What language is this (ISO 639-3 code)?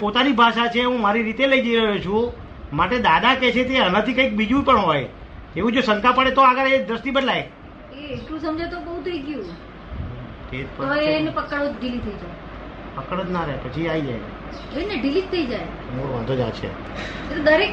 guj